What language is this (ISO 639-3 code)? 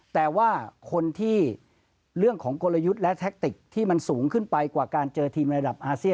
tha